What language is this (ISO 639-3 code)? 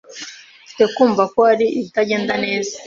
kin